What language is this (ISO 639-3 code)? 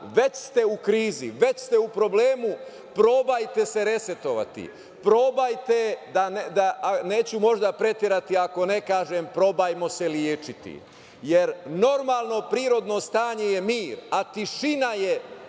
srp